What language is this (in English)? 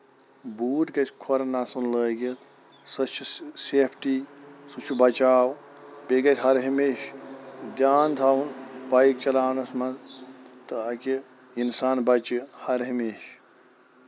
Kashmiri